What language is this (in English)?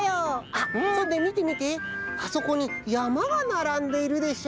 Japanese